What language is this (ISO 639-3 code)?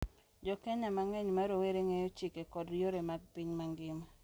luo